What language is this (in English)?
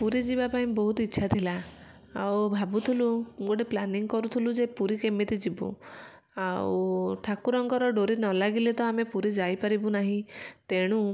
Odia